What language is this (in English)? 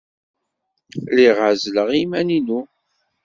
Kabyle